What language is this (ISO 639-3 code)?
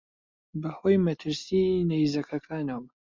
ckb